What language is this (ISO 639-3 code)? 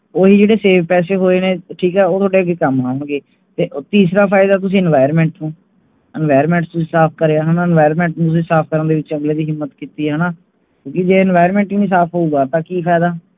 pan